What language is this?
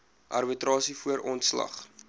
Afrikaans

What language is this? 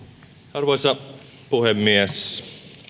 Finnish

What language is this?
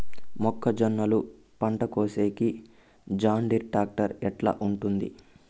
Telugu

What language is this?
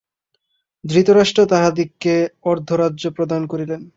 Bangla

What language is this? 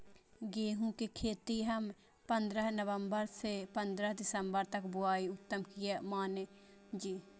Maithili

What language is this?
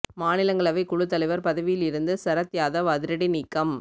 Tamil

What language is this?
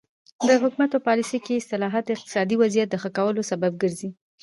Pashto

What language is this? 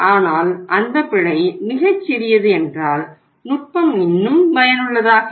Tamil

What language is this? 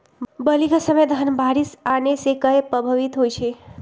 Magahi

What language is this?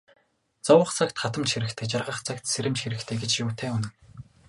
Mongolian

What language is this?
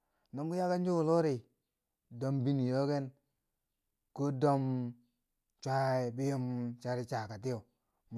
Bangwinji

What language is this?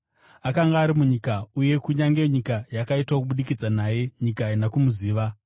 Shona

